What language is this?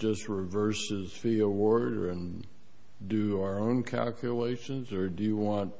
English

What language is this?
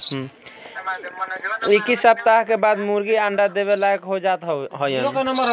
Bhojpuri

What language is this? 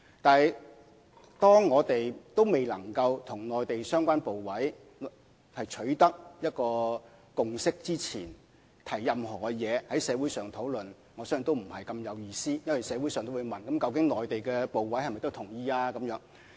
Cantonese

